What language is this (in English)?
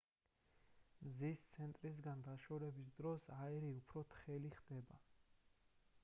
Georgian